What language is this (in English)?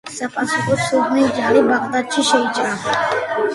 Georgian